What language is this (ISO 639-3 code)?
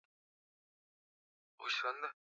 swa